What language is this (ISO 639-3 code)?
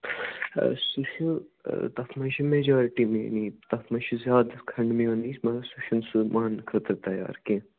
kas